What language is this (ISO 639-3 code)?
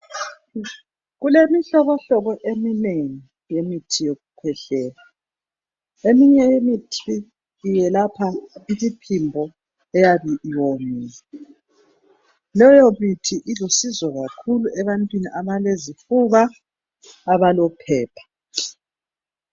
nde